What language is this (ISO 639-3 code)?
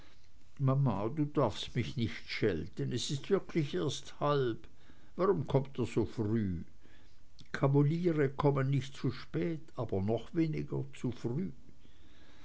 deu